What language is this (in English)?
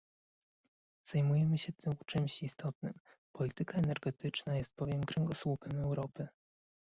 Polish